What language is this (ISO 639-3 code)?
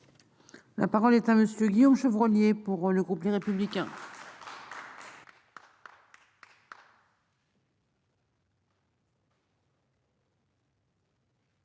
fra